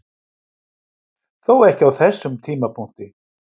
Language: Icelandic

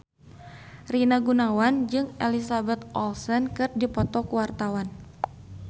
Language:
Sundanese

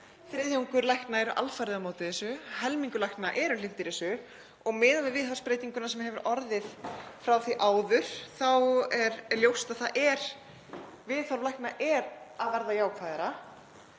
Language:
Icelandic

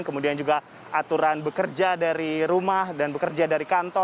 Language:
Indonesian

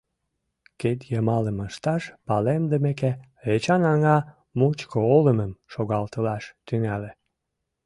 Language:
Mari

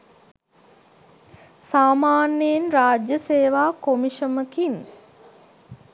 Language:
Sinhala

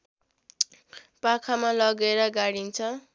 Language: Nepali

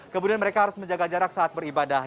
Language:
Indonesian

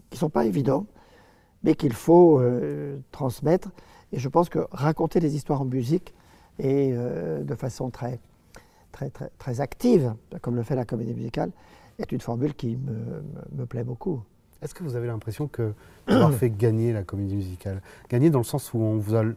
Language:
French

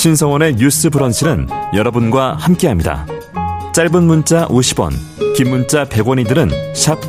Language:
Korean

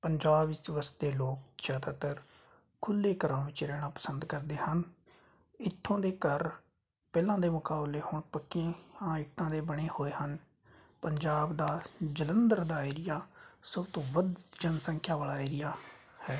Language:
Punjabi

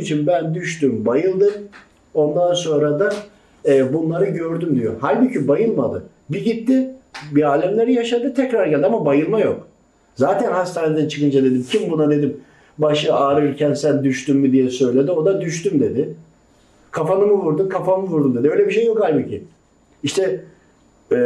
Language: Turkish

